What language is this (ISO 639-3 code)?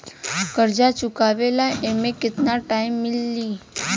bho